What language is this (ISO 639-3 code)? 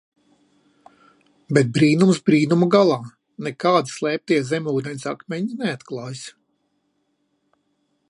lav